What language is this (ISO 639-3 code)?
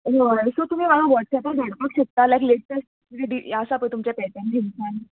kok